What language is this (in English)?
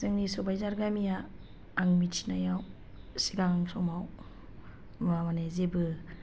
Bodo